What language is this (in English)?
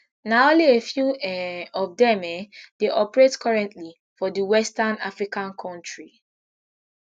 Nigerian Pidgin